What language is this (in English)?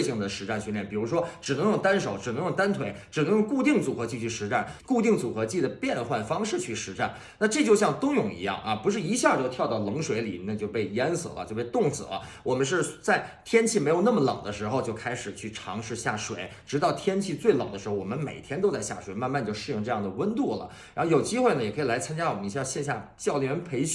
Chinese